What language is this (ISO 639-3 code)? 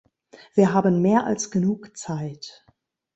deu